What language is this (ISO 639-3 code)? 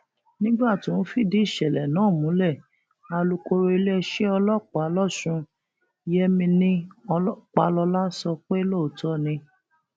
yor